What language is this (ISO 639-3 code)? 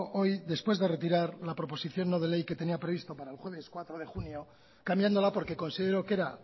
spa